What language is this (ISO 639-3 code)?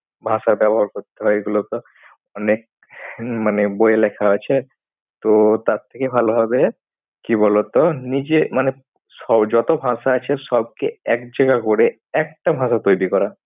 ben